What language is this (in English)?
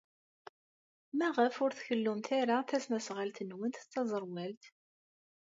Kabyle